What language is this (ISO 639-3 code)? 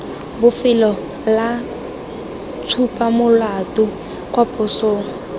tsn